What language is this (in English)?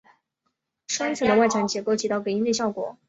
Chinese